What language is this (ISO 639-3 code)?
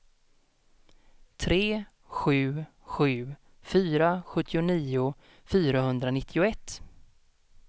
swe